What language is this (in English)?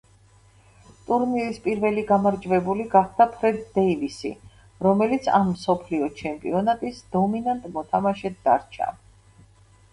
Georgian